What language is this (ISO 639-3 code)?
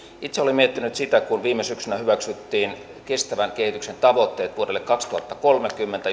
fin